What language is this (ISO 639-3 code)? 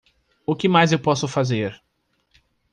por